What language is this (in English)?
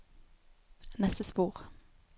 Norwegian